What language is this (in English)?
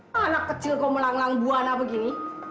Indonesian